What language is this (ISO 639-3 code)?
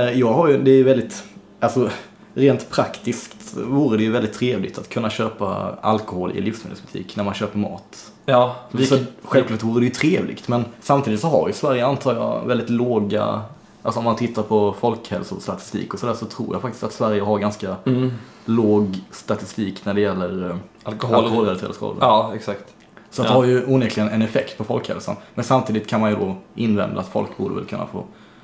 swe